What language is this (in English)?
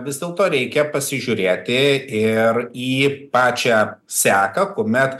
Lithuanian